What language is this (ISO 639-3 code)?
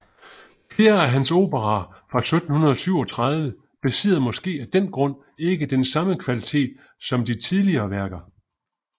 dan